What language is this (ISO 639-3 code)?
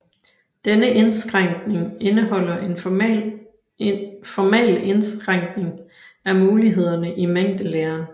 dan